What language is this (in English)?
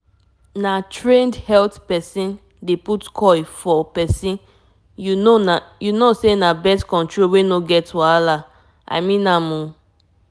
Nigerian Pidgin